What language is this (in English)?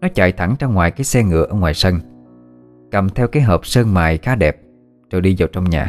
Vietnamese